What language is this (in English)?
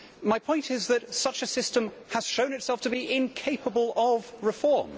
English